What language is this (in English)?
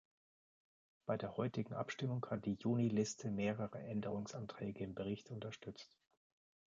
German